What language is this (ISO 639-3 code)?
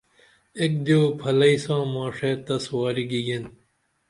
dml